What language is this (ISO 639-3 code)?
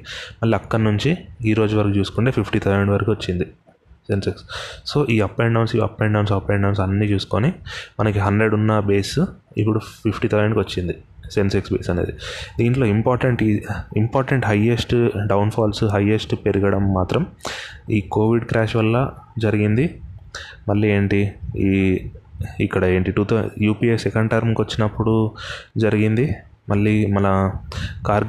tel